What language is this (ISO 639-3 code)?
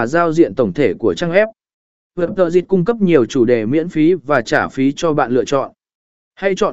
vie